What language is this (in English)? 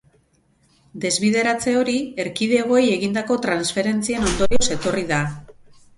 Basque